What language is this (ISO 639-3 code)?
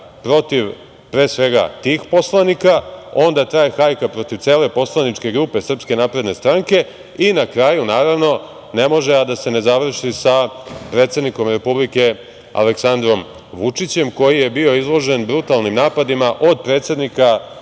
srp